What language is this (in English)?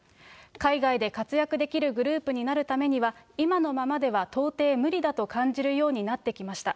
Japanese